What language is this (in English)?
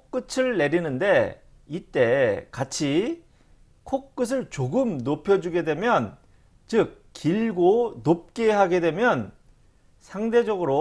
Korean